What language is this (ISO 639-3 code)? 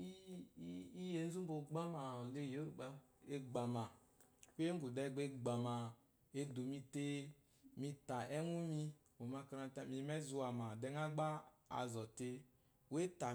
afo